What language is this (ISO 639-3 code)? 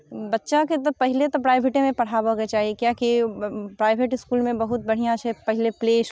mai